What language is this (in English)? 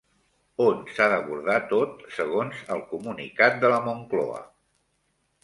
Catalan